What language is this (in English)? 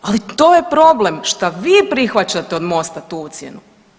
Croatian